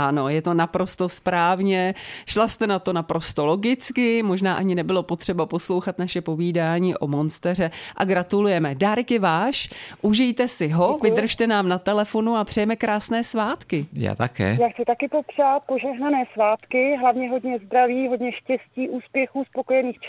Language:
Czech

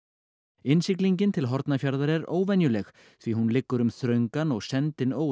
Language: Icelandic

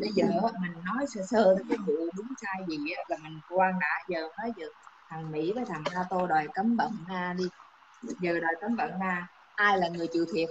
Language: Vietnamese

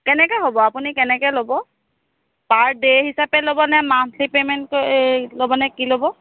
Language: Assamese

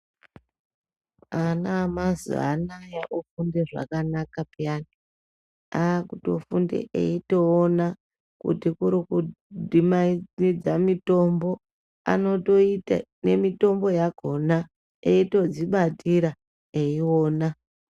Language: Ndau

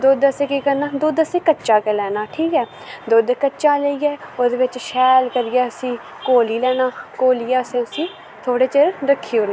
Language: Dogri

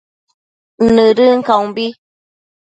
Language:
Matsés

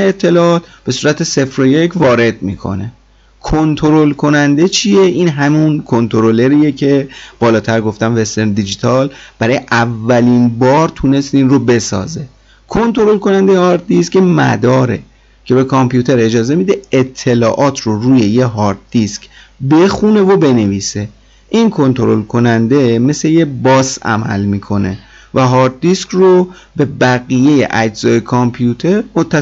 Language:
Persian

